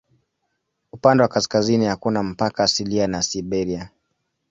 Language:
Swahili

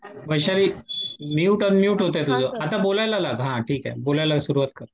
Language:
Marathi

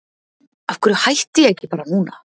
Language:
Icelandic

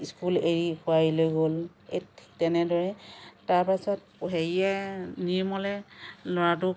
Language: Assamese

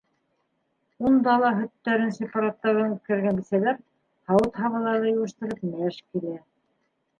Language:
Bashkir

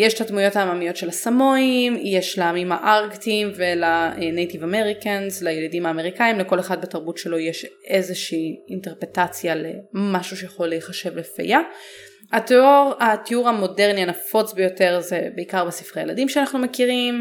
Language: Hebrew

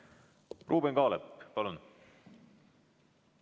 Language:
Estonian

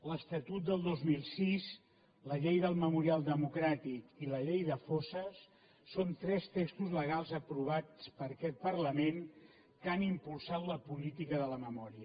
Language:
Catalan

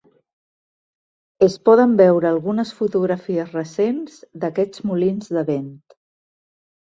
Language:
Catalan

